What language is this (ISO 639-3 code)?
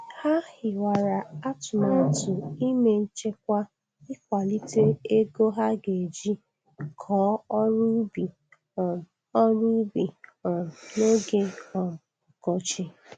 ibo